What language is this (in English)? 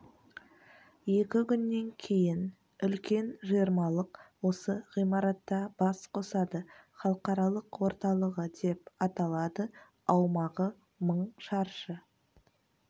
Kazakh